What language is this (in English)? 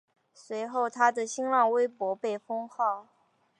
Chinese